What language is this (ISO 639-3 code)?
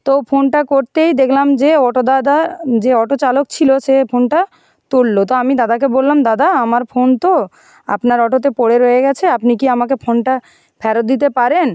ben